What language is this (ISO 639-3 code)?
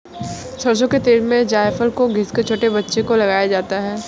hin